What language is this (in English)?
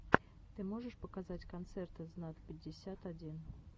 Russian